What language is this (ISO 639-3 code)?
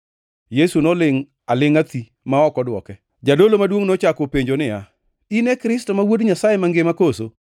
luo